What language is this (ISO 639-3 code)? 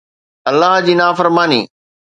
snd